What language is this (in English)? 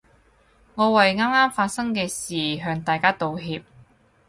Cantonese